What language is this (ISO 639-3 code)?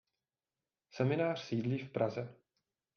ces